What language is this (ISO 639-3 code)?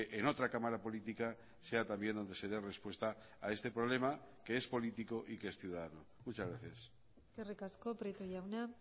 spa